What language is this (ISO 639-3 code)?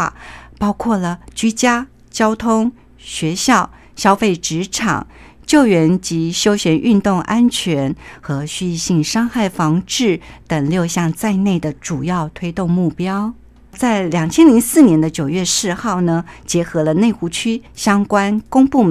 zho